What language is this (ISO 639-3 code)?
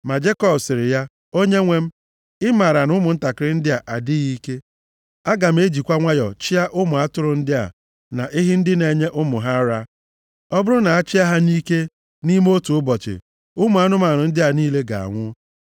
ibo